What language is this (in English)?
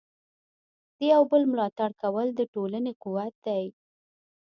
Pashto